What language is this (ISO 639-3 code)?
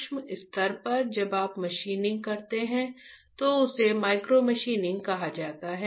hin